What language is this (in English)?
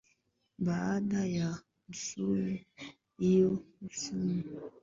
Swahili